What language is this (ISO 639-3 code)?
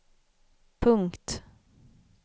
swe